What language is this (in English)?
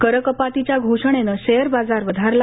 Marathi